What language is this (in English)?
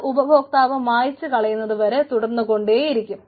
Malayalam